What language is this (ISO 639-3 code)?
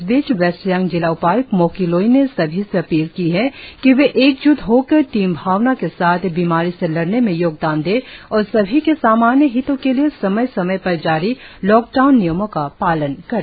hin